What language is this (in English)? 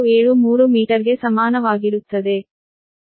Kannada